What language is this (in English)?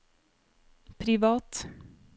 Norwegian